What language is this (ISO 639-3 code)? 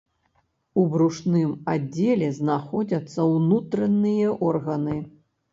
bel